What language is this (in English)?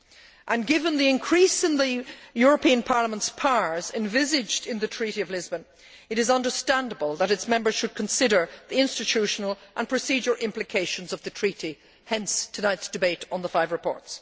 English